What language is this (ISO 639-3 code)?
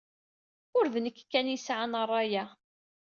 kab